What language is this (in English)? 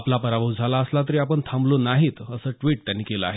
Marathi